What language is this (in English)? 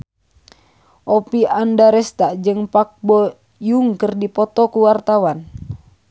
Sundanese